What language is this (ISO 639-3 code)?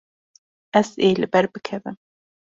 kur